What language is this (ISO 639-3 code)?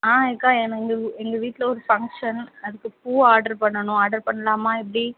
tam